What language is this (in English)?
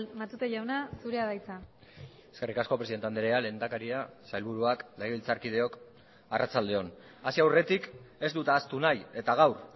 Basque